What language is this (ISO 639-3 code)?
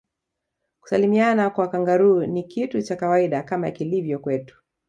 swa